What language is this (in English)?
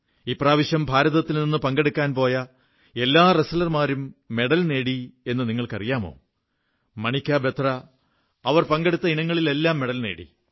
Malayalam